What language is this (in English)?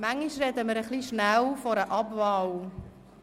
Swiss German